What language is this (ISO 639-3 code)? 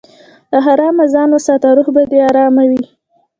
pus